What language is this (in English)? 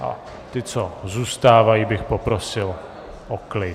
Czech